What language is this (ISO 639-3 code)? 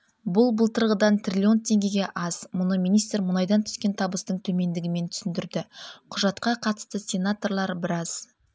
kaz